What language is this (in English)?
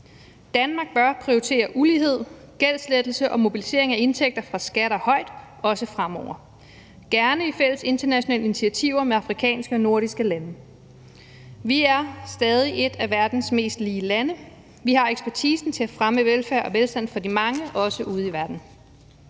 Danish